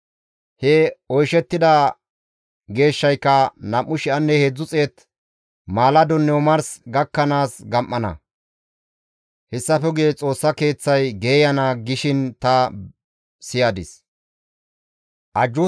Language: Gamo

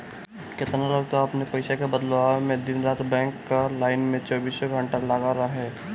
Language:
Bhojpuri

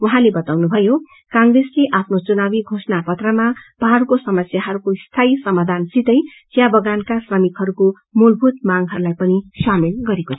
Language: Nepali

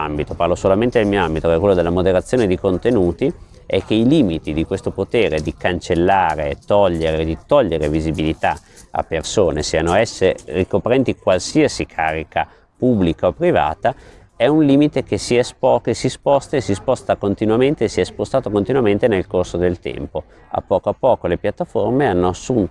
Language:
Italian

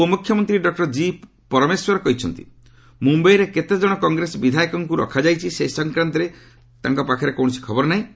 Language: Odia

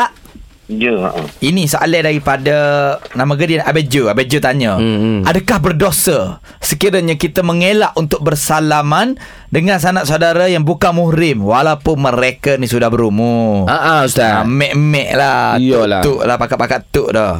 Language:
Malay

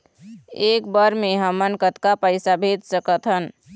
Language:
Chhattisgarhi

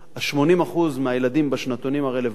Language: Hebrew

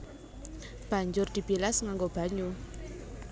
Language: Javanese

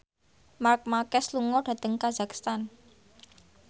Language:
Javanese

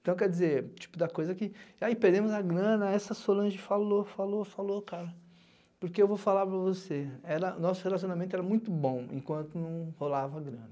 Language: Portuguese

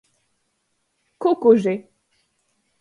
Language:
Latgalian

